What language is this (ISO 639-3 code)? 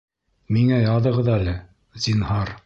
bak